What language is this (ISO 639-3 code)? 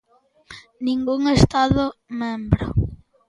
glg